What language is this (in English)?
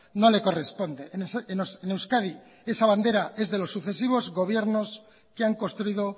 Spanish